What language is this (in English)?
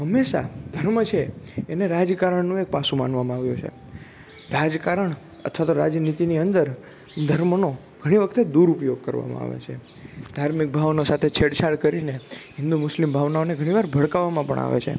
Gujarati